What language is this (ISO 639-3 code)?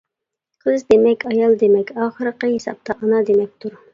uig